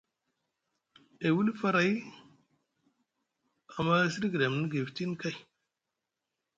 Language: Musgu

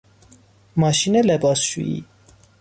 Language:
Persian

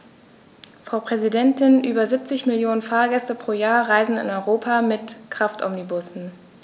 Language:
German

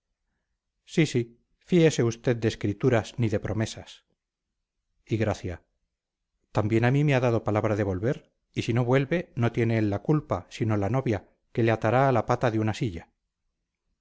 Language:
Spanish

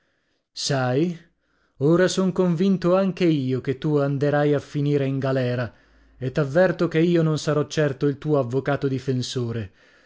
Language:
Italian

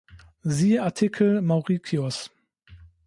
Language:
German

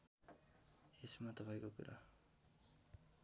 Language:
Nepali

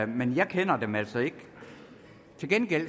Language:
Danish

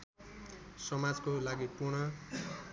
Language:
Nepali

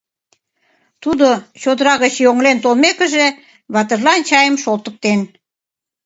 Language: Mari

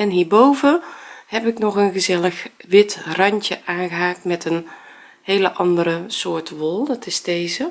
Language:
Dutch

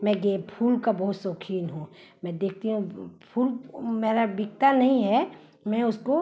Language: Hindi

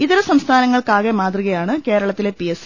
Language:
Malayalam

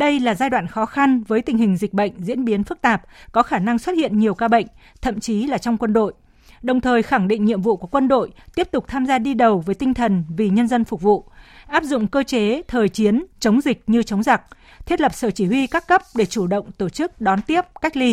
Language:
Vietnamese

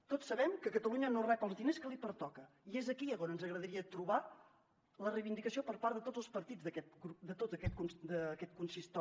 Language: Catalan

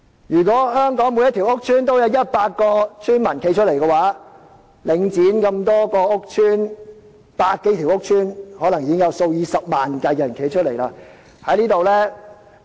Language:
Cantonese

